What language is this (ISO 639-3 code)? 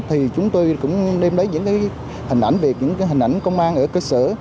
vie